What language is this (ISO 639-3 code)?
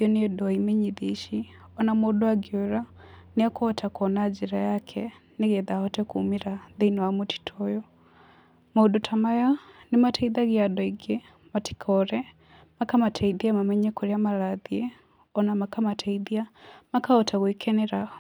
kik